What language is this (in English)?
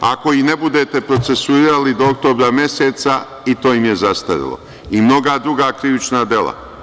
Serbian